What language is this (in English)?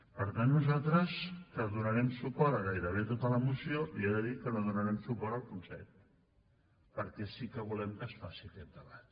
Catalan